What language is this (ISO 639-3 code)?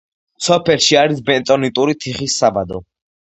kat